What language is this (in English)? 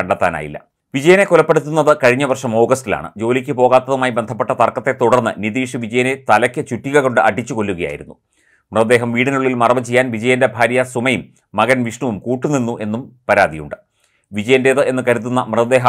Malayalam